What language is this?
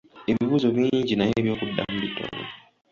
Ganda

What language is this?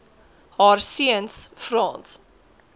Afrikaans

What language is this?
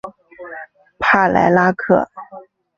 Chinese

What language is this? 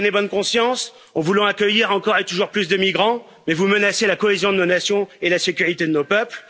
French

